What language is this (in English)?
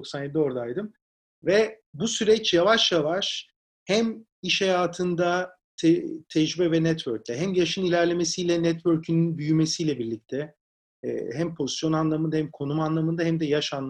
Turkish